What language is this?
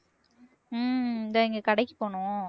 Tamil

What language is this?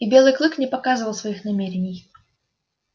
Russian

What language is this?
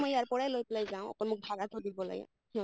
Assamese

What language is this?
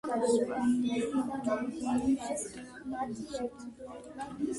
Georgian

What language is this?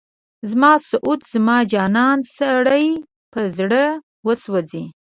Pashto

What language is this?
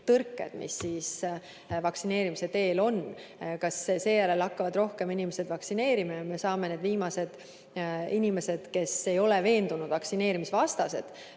Estonian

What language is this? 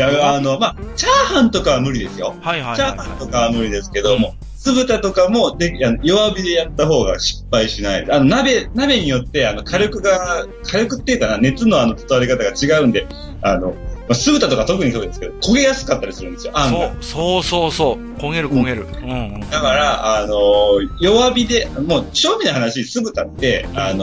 Japanese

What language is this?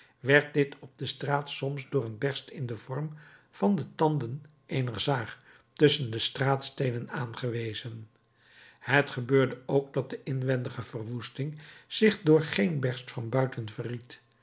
Dutch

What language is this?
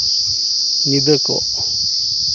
Santali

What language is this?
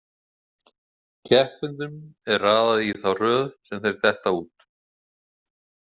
Icelandic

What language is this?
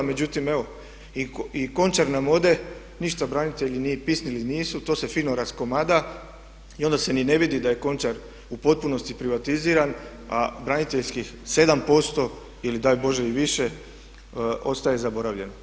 Croatian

